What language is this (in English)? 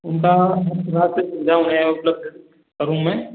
Hindi